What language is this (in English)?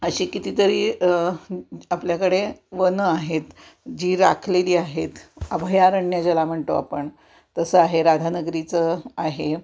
Marathi